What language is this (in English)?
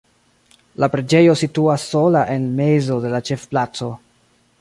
Esperanto